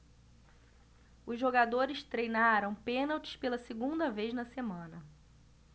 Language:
Portuguese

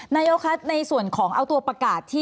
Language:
Thai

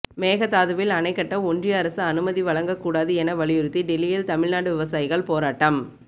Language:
Tamil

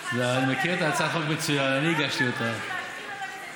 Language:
Hebrew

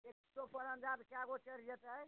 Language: Maithili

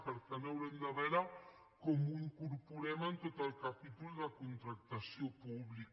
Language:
Catalan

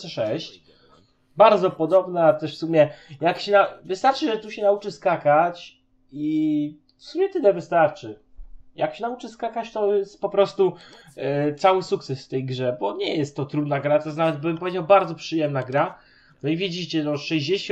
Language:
Polish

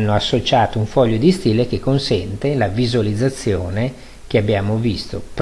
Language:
Italian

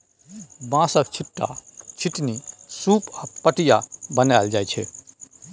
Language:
Maithili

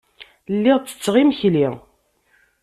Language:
Kabyle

